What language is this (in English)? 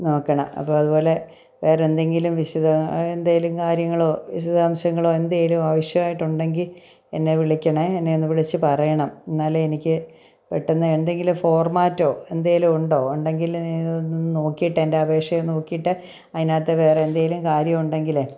Malayalam